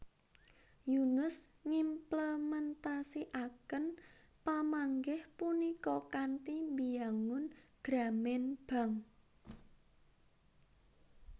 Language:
Javanese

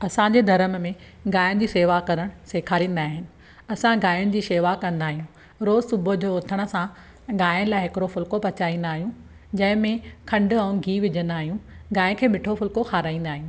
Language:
Sindhi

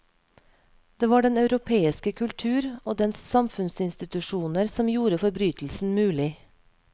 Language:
Norwegian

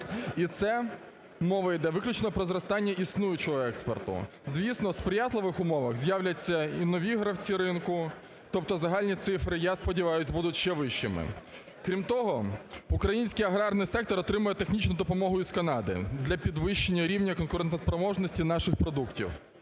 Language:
Ukrainian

